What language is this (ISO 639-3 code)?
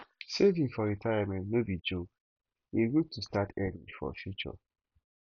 pcm